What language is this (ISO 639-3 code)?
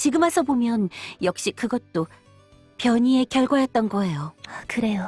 kor